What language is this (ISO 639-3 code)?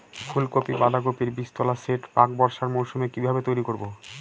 ben